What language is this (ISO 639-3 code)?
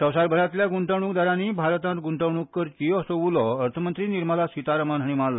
kok